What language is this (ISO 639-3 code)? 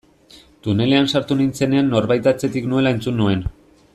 eus